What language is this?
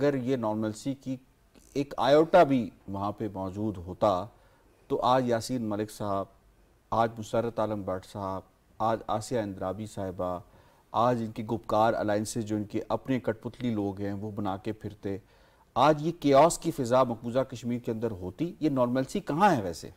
Hindi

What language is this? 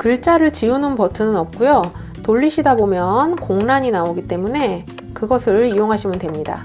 Korean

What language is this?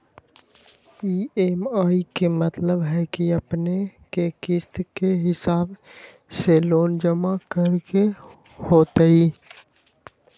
Magahi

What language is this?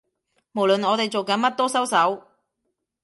Cantonese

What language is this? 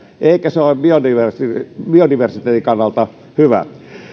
Finnish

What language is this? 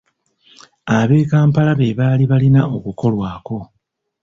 Ganda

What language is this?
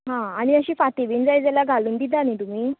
Konkani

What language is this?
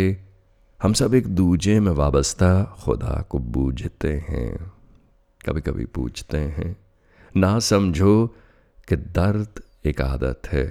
Hindi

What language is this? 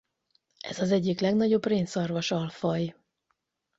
Hungarian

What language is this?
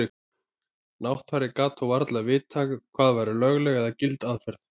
Icelandic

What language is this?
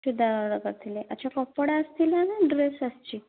Odia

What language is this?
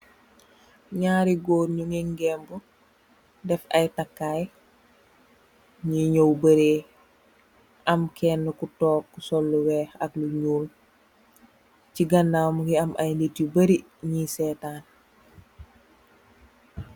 Wolof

